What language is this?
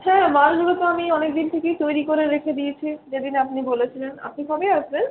Bangla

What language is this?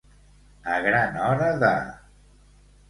Catalan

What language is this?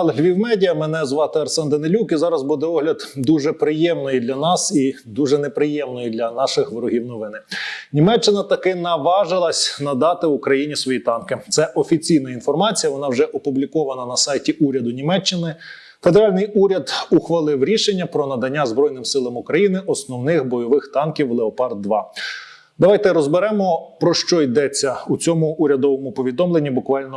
Ukrainian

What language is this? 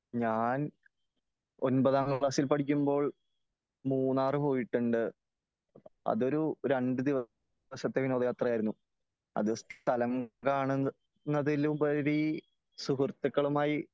Malayalam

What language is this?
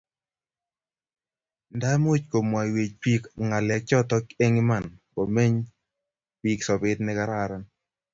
Kalenjin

